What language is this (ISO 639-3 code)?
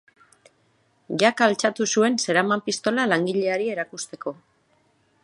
eus